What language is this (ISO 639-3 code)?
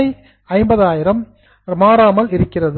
tam